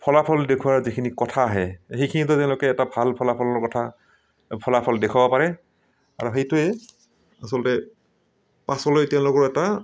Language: Assamese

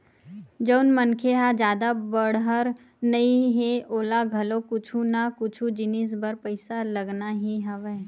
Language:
Chhattisgarhi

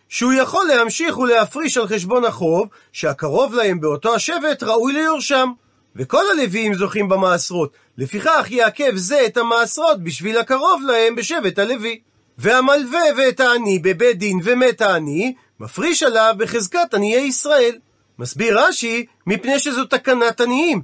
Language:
Hebrew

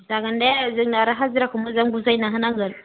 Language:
Bodo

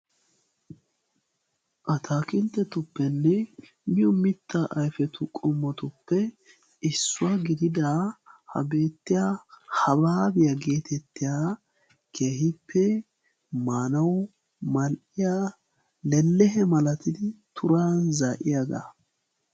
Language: Wolaytta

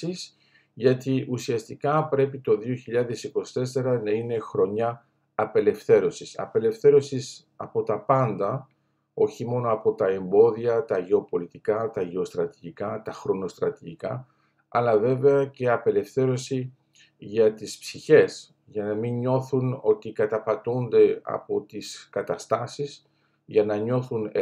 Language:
Greek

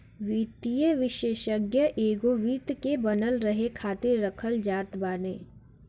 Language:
Bhojpuri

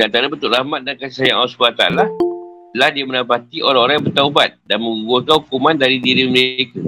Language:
Malay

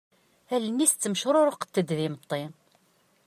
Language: Kabyle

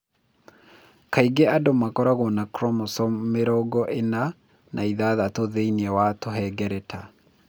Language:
Kikuyu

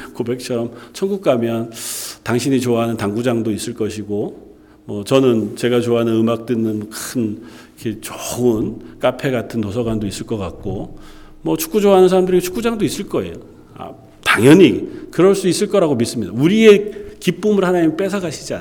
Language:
Korean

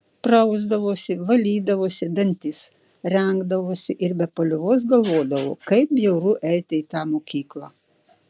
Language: Lithuanian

